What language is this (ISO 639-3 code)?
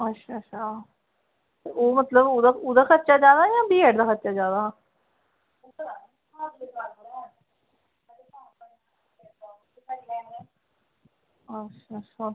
doi